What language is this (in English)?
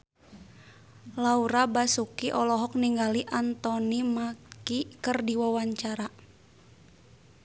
Sundanese